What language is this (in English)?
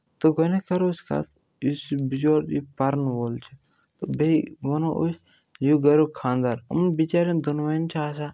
Kashmiri